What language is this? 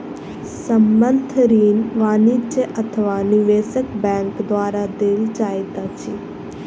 Maithili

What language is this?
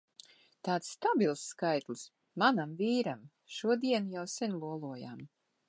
Latvian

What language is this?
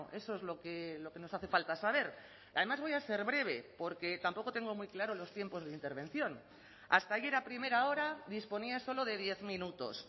Spanish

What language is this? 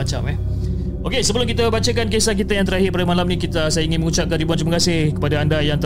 Malay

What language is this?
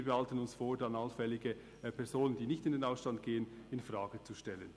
Swiss German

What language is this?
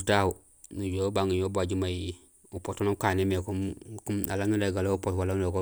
Gusilay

